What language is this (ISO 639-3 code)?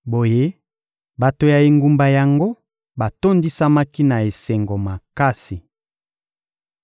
lin